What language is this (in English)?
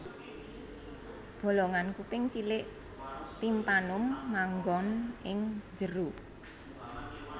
Javanese